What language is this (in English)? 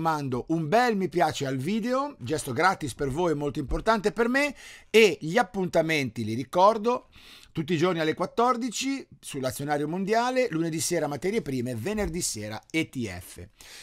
Italian